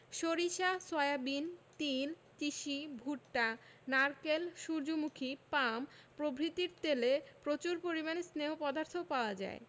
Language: Bangla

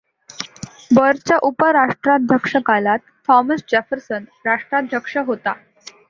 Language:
Marathi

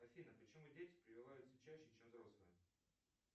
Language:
Russian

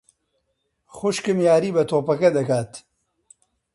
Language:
Central Kurdish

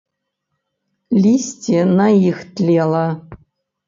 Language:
Belarusian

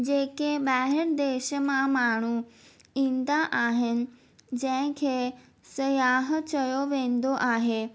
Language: Sindhi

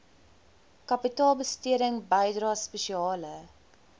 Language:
Afrikaans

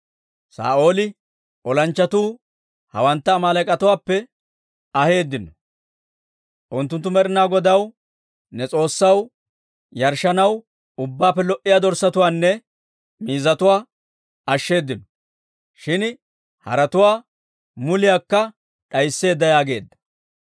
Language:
Dawro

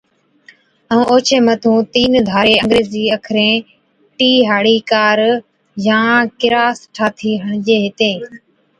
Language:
Od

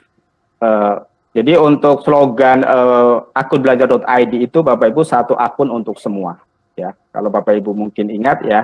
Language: Indonesian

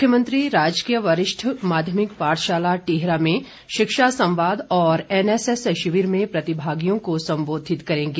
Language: Hindi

